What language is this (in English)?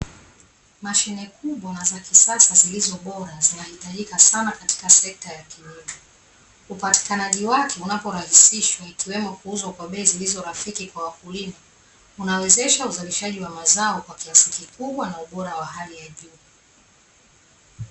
Swahili